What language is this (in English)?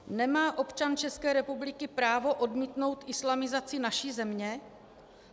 Czech